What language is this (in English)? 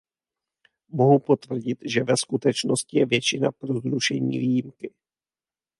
Czech